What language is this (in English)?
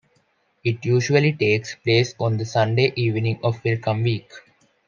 English